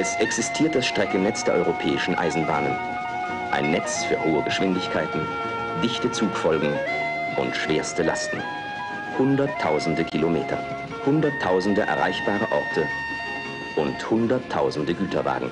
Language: German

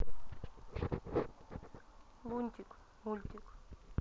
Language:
Russian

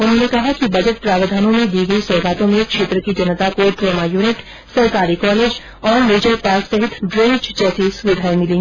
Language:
Hindi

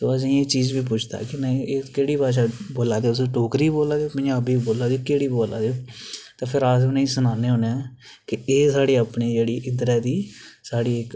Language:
Dogri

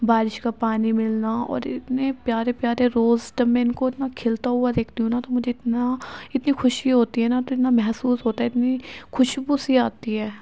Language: Urdu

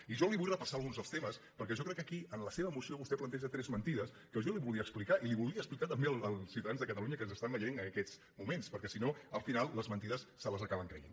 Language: Catalan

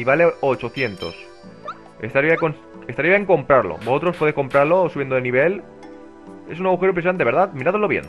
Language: Spanish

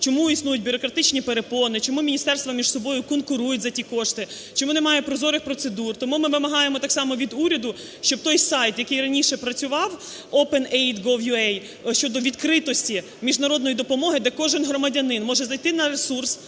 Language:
Ukrainian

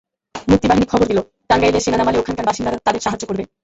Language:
Bangla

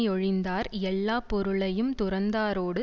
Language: Tamil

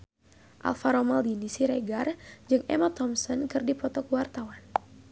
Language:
Sundanese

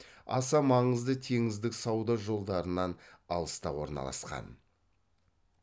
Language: Kazakh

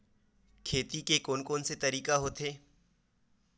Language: Chhattisgarhi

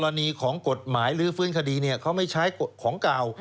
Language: Thai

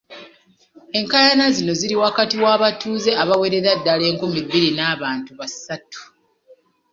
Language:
Ganda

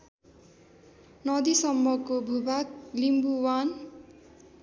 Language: Nepali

